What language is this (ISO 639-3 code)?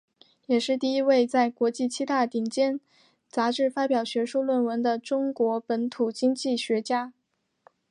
zho